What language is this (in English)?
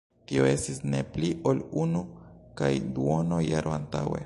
Esperanto